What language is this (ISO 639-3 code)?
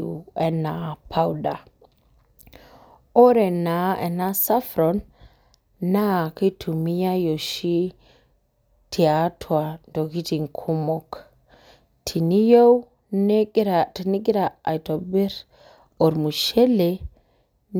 mas